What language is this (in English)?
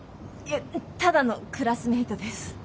Japanese